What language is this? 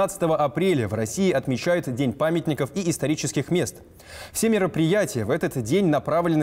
Russian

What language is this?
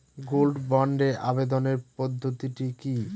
Bangla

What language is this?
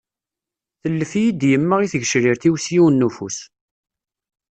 Kabyle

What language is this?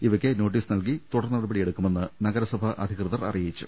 Malayalam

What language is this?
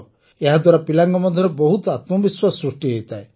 Odia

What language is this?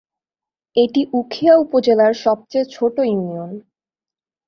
Bangla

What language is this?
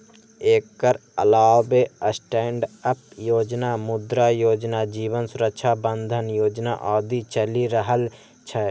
Maithili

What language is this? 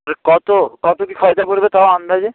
Bangla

